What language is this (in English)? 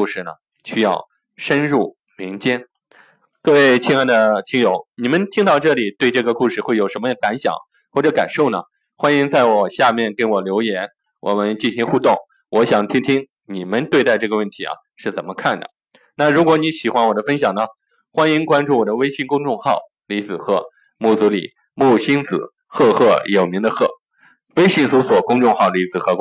Chinese